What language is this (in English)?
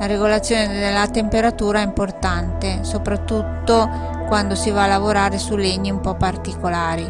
Italian